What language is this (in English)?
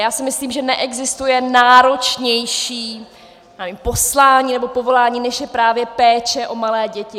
Czech